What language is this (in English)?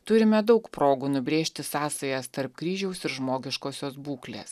Lithuanian